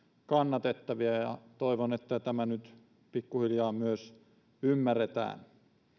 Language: Finnish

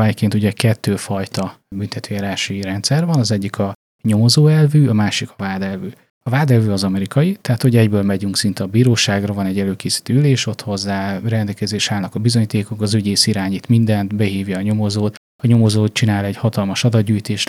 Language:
Hungarian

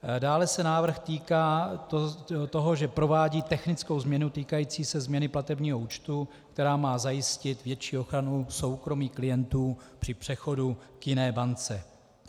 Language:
Czech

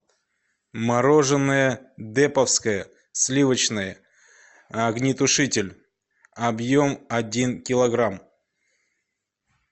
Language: Russian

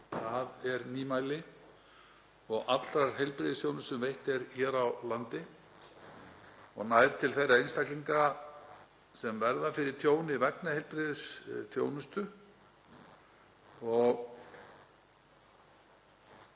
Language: Icelandic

